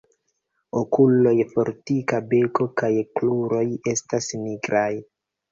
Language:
Esperanto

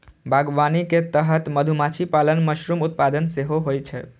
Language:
Maithili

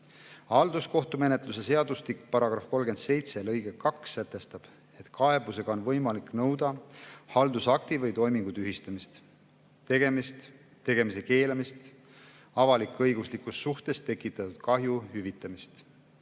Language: Estonian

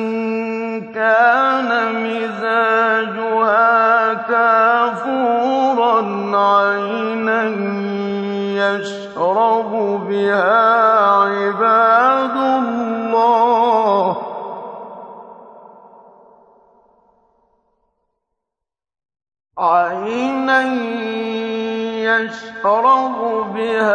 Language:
Arabic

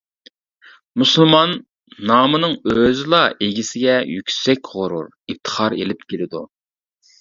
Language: Uyghur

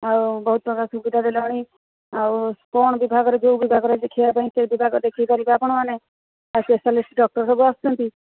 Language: Odia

